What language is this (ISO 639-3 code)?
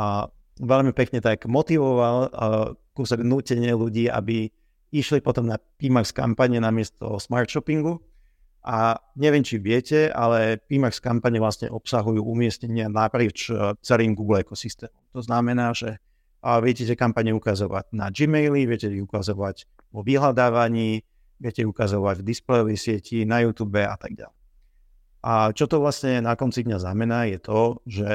slk